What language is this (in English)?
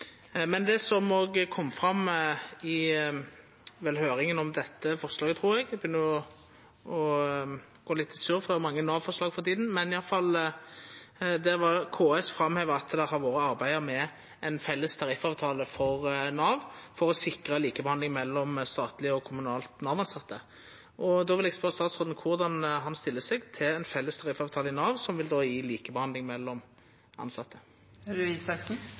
Norwegian Nynorsk